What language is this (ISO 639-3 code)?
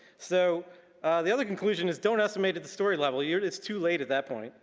eng